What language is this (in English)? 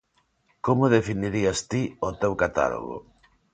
Galician